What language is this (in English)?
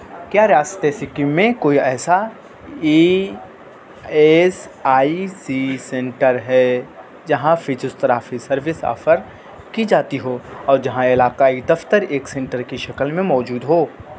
Urdu